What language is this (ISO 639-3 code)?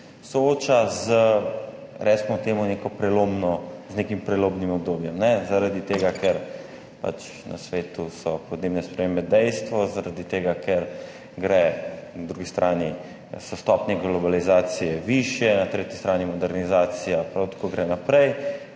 slv